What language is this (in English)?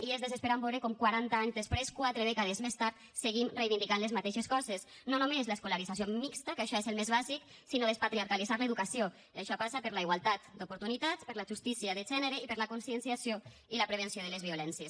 Catalan